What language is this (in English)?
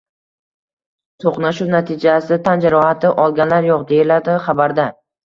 Uzbek